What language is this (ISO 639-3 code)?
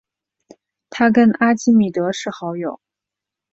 zho